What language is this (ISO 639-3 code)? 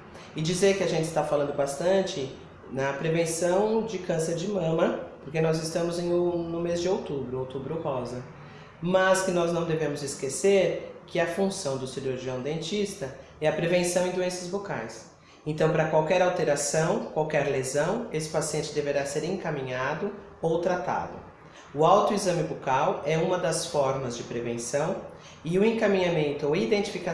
por